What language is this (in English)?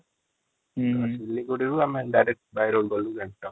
Odia